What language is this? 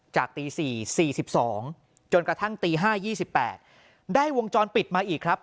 Thai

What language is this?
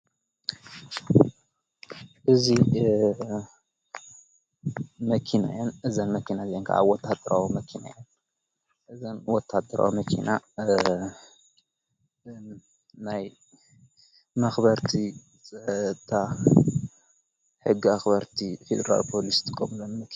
Tigrinya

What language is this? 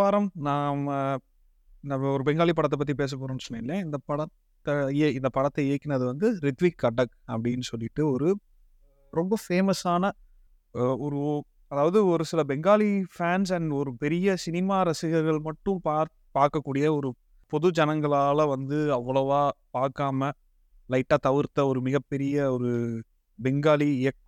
Tamil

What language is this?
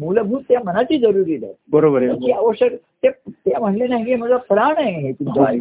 Marathi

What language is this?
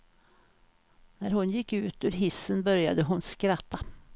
Swedish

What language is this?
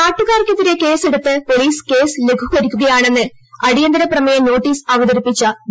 Malayalam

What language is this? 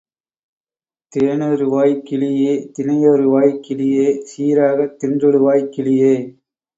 Tamil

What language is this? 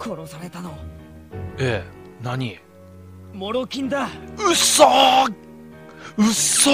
Japanese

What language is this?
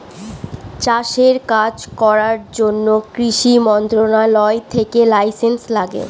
Bangla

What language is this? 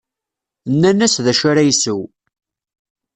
Kabyle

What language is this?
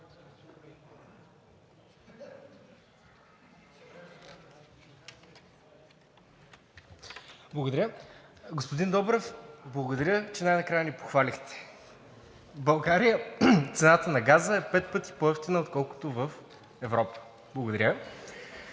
Bulgarian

